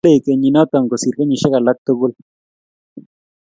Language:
Kalenjin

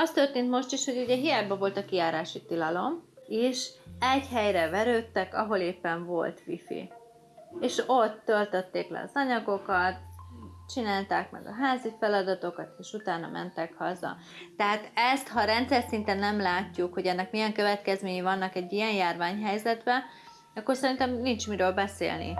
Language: Hungarian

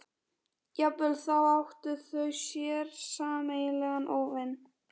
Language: Icelandic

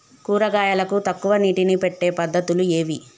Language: Telugu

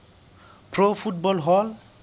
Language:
Southern Sotho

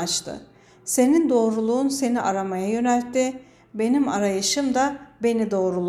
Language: Turkish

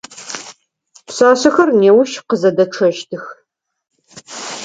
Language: Adyghe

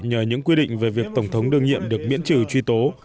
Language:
Vietnamese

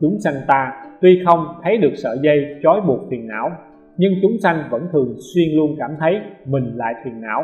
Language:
Vietnamese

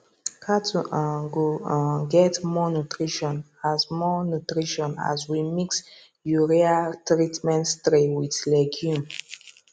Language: Nigerian Pidgin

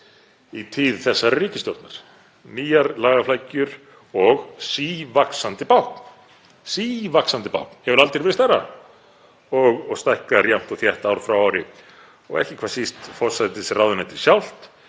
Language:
Icelandic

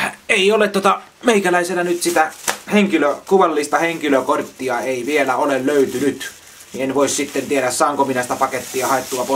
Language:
Finnish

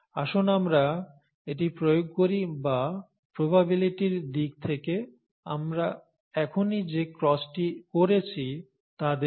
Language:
Bangla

